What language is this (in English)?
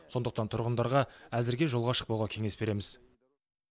Kazakh